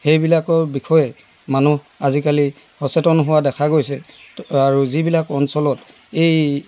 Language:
Assamese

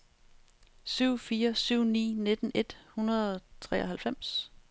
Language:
Danish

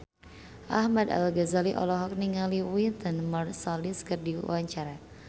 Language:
Sundanese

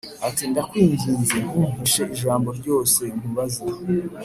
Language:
Kinyarwanda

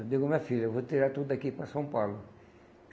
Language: Portuguese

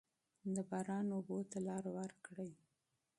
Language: Pashto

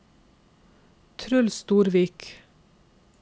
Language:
Norwegian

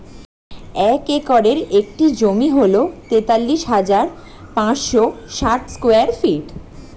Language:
Bangla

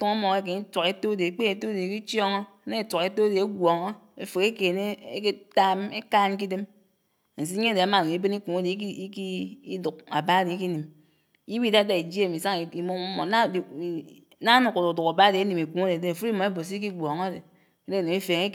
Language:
Anaang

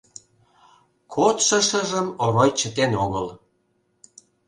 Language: Mari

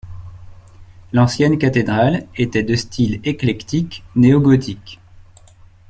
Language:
French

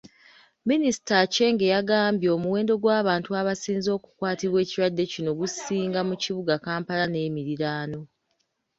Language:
Ganda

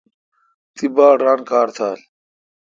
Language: Kalkoti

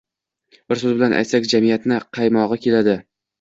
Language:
Uzbek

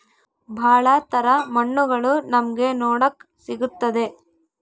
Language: Kannada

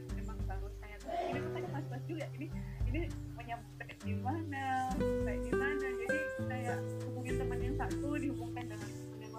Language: Indonesian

